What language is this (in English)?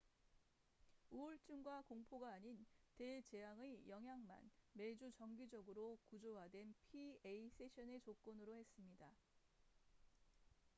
Korean